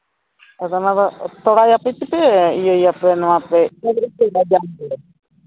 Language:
Santali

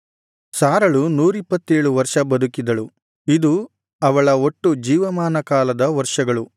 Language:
Kannada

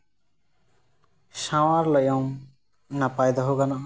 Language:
Santali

